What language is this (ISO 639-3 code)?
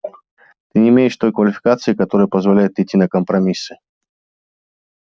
rus